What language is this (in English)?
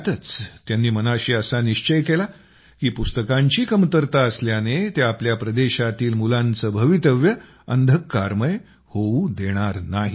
Marathi